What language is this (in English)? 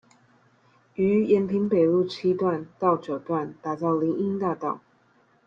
Chinese